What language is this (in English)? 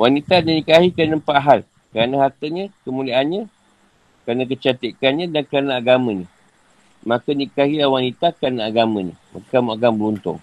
Malay